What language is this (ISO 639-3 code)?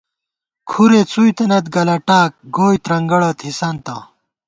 gwt